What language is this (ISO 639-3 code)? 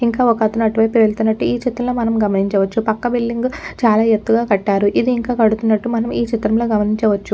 tel